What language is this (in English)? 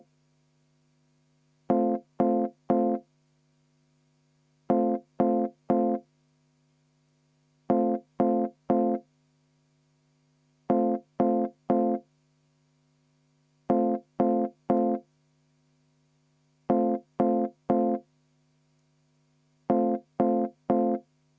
Estonian